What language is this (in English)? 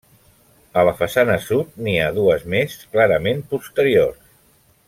Catalan